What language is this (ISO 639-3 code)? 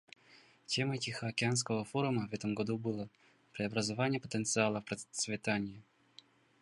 rus